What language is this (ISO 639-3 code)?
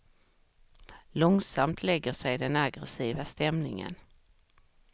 swe